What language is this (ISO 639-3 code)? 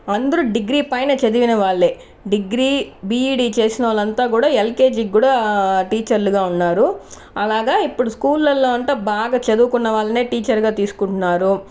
tel